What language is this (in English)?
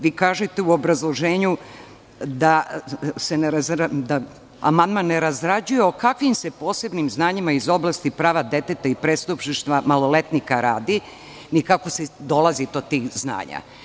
Serbian